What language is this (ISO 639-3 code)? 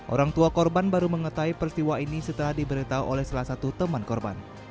ind